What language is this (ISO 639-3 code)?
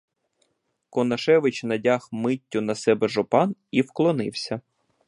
ukr